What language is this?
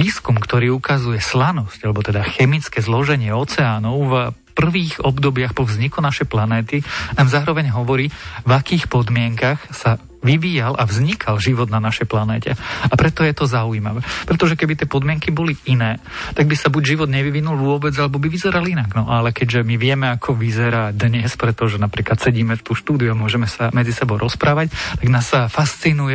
Slovak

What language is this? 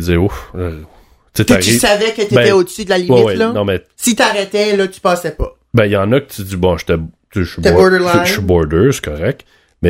French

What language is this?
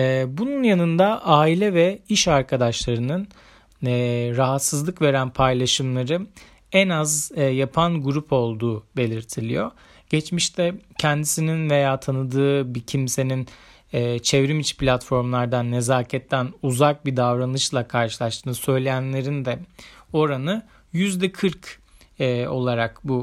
Turkish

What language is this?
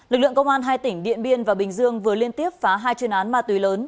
Vietnamese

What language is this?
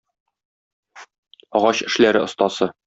Tatar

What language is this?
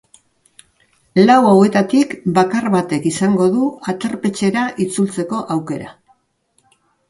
Basque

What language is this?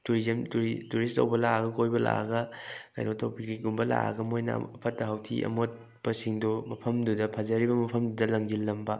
Manipuri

